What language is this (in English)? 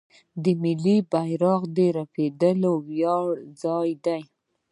Pashto